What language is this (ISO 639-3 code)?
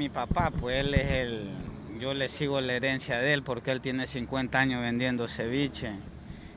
spa